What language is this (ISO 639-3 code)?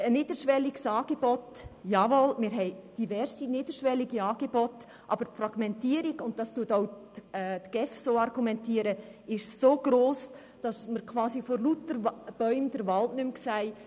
gsw